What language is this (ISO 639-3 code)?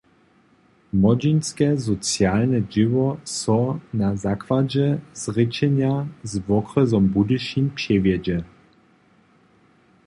hsb